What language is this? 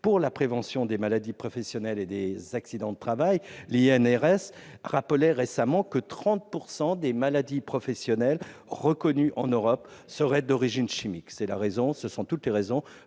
French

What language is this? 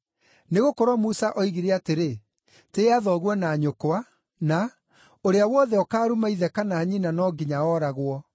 Kikuyu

